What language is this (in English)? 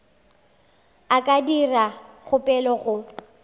Northern Sotho